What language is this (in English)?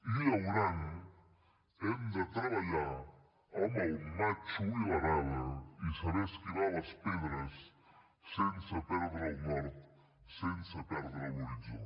Catalan